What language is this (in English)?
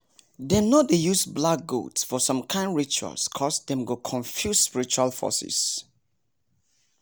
Nigerian Pidgin